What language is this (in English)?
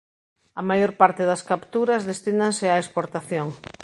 Galician